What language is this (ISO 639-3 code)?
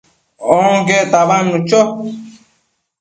mcf